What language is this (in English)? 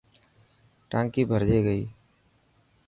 Dhatki